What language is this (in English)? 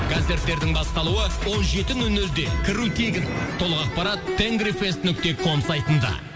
Kazakh